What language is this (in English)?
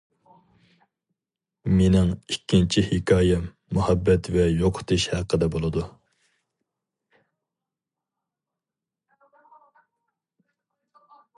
Uyghur